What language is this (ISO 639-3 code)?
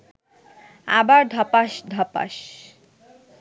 ben